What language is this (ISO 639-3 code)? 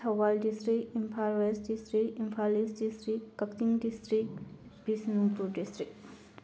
mni